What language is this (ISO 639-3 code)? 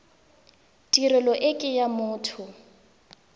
tsn